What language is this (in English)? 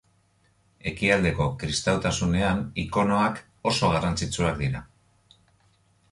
Basque